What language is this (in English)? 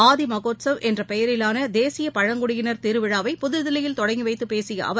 Tamil